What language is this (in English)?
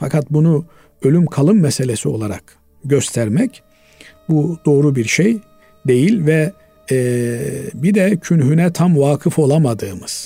Turkish